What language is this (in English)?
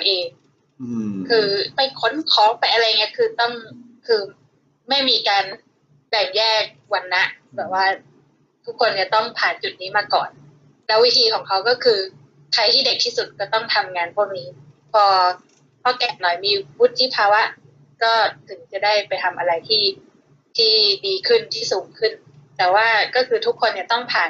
Thai